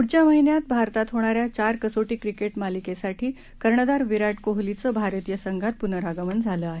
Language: Marathi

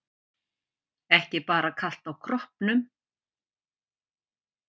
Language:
Icelandic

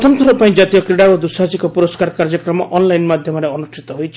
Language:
Odia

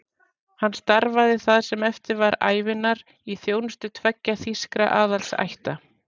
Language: Icelandic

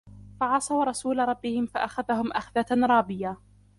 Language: Arabic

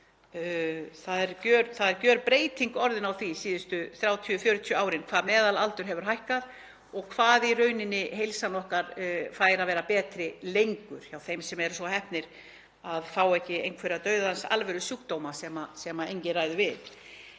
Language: Icelandic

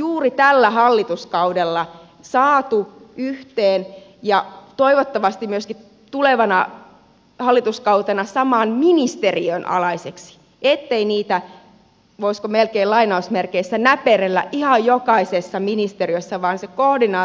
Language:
Finnish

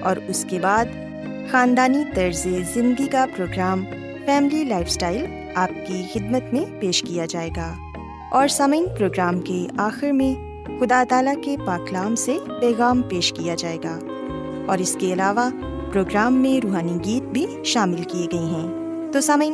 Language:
Urdu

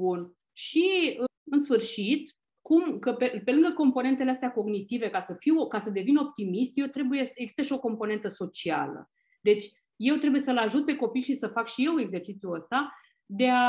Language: Romanian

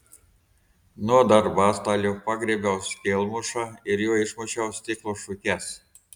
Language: Lithuanian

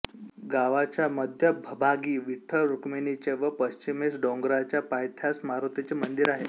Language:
Marathi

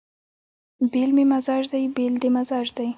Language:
Pashto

